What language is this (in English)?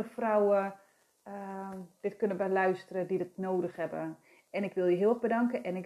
Dutch